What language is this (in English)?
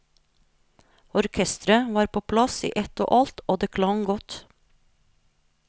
Norwegian